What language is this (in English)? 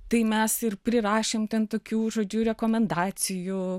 Lithuanian